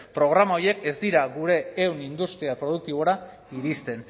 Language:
Basque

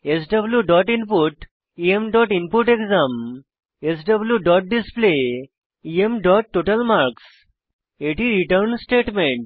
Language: Bangla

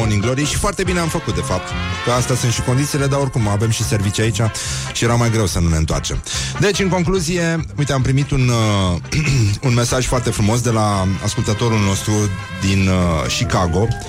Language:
Romanian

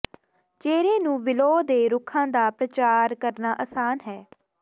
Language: Punjabi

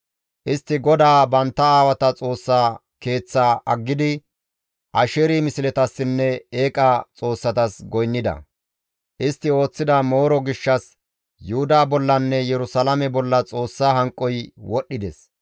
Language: Gamo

